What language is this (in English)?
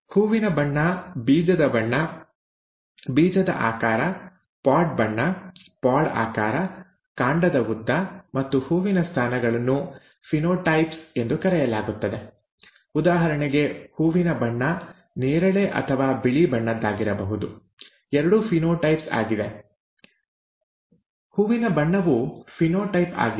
Kannada